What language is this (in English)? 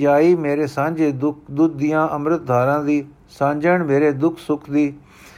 Punjabi